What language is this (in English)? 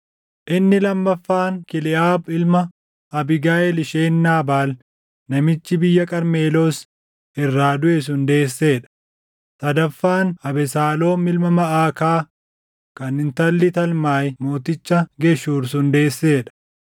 Oromo